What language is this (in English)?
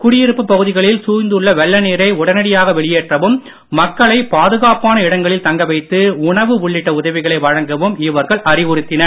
Tamil